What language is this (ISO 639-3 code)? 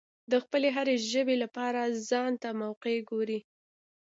pus